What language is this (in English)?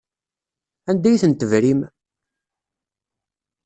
Kabyle